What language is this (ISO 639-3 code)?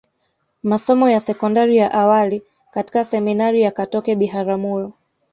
swa